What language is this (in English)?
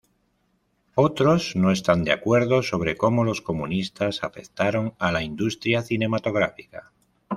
Spanish